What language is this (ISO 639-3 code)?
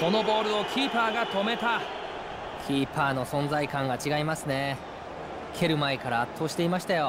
jpn